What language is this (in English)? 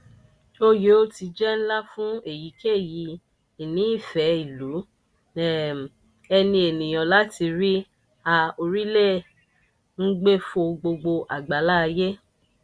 Yoruba